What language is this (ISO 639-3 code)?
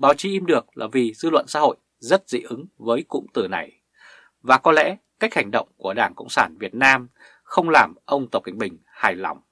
vie